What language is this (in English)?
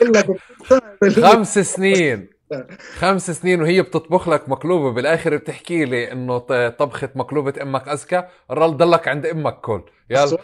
Arabic